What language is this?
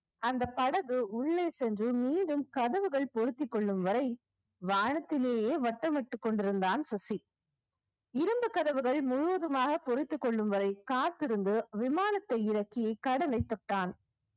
Tamil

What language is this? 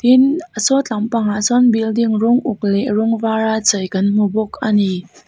Mizo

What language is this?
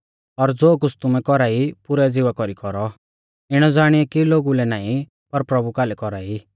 Mahasu Pahari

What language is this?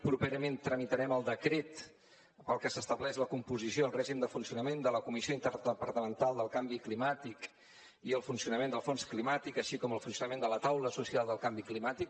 Catalan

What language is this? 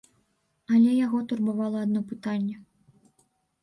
Belarusian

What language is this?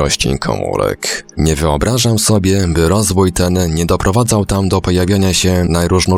Polish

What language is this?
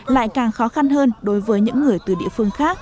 Vietnamese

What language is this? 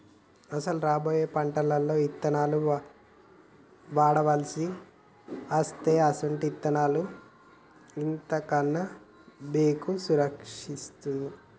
Telugu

